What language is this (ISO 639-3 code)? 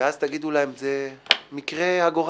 heb